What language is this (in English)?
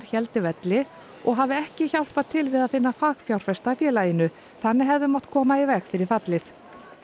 Icelandic